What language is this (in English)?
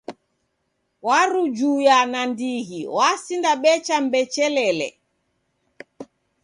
Taita